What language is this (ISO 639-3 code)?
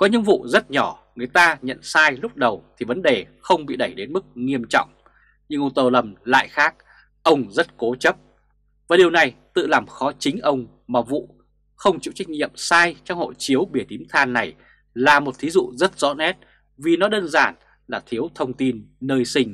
vie